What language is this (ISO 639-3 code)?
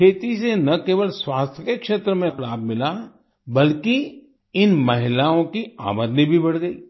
hin